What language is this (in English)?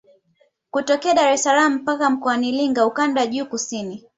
Swahili